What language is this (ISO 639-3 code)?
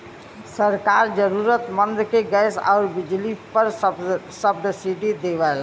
bho